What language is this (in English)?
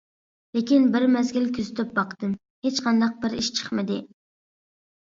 Uyghur